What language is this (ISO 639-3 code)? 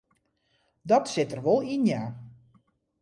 fry